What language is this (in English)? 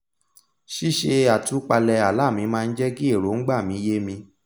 Yoruba